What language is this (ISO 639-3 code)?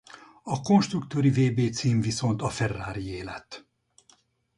hun